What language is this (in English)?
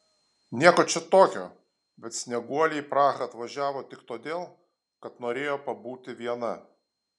Lithuanian